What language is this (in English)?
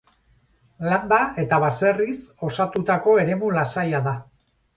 Basque